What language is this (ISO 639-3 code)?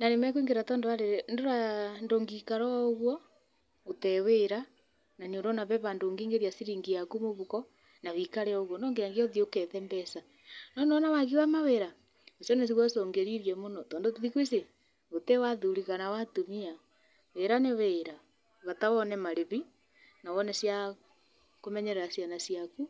kik